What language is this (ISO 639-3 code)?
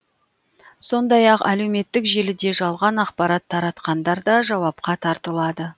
kaz